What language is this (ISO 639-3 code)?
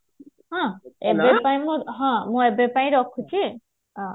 ori